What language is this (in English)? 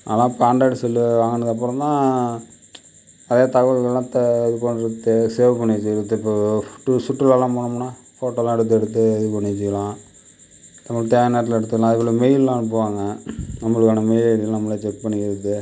Tamil